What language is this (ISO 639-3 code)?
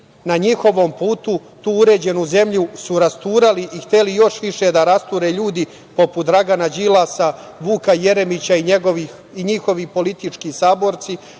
srp